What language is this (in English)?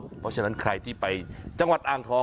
Thai